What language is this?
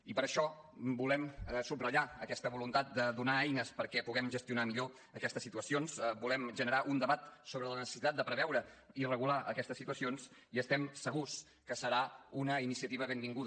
Catalan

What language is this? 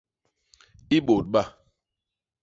Basaa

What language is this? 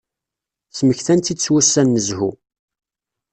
Kabyle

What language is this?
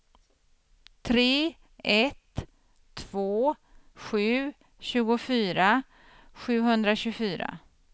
Swedish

